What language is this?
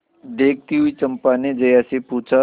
Hindi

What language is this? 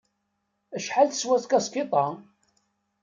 Kabyle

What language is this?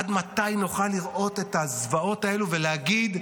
Hebrew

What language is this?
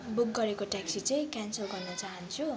Nepali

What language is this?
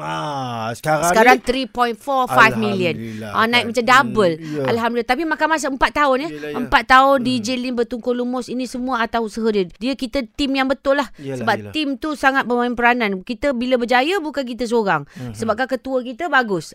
Malay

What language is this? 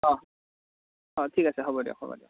Assamese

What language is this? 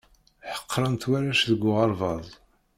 Kabyle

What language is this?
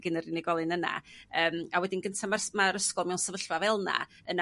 Welsh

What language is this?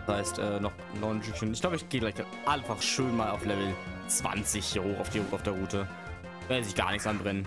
German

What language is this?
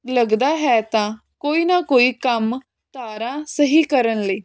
Punjabi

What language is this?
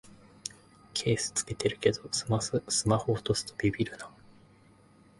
Japanese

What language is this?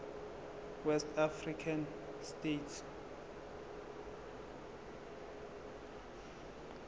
Zulu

